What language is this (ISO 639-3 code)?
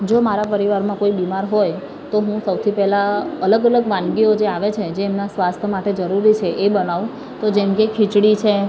guj